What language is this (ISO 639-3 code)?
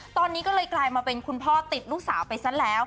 tha